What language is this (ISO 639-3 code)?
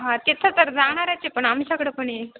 mar